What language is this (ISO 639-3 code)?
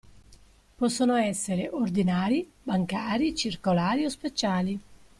ita